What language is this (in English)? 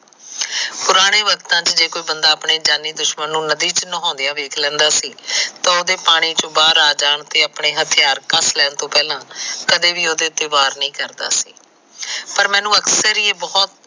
Punjabi